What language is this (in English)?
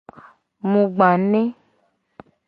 Gen